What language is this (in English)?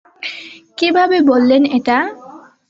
Bangla